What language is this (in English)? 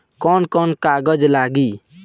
Bhojpuri